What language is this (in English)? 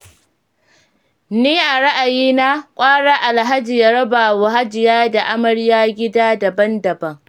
Hausa